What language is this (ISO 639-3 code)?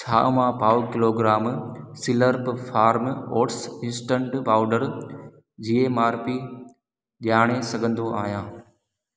snd